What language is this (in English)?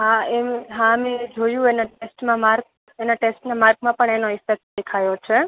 Gujarati